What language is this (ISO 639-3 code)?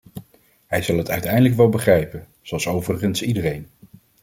nld